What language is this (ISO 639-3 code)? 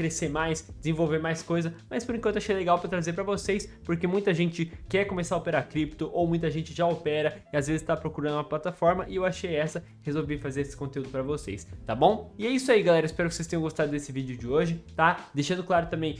por